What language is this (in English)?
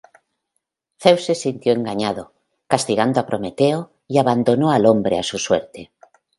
Spanish